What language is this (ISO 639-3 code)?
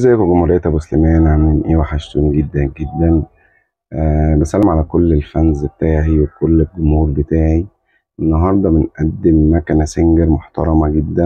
ara